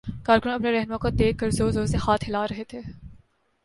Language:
Urdu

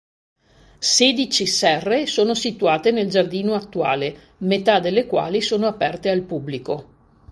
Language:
Italian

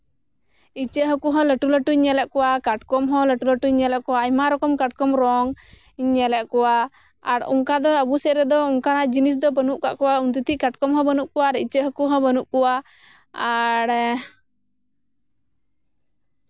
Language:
Santali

